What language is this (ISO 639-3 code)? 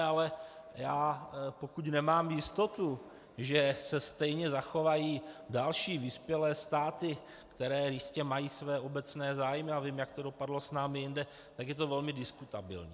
ces